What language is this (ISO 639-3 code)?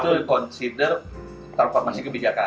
ind